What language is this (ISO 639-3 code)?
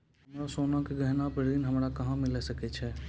mai